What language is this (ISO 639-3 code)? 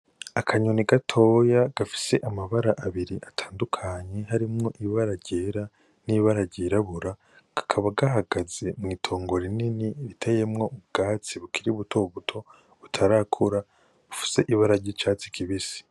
run